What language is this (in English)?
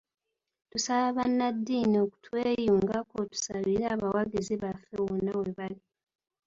Ganda